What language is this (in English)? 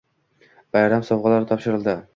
Uzbek